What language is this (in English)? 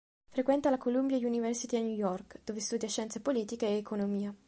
Italian